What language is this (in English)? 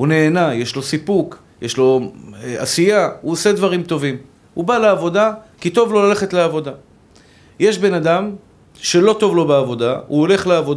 Hebrew